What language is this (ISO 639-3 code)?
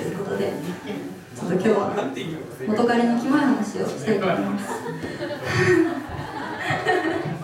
jpn